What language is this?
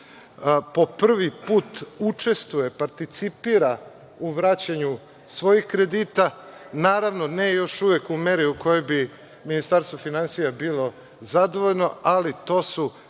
Serbian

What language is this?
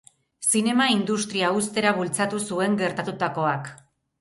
Basque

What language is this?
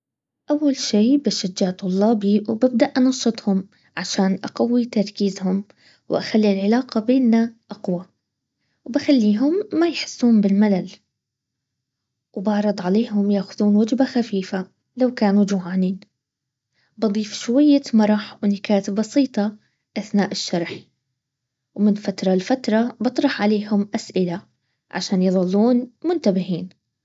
Baharna Arabic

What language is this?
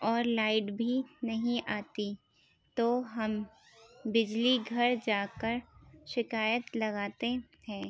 Urdu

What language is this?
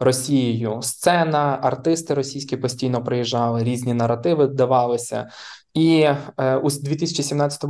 Ukrainian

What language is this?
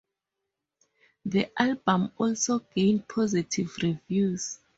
English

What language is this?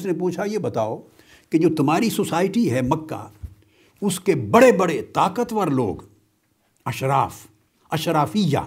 Urdu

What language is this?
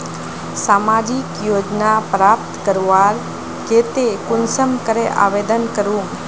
Magahi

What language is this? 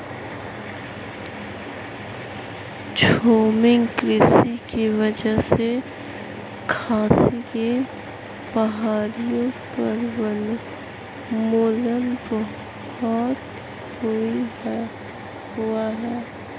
Hindi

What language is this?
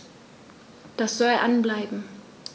German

